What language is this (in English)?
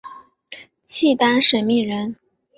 Chinese